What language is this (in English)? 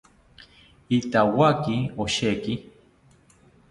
South Ucayali Ashéninka